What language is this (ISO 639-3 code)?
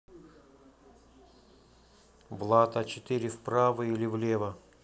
rus